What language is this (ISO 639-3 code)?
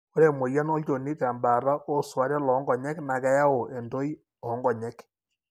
mas